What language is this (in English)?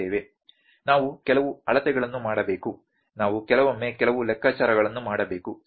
Kannada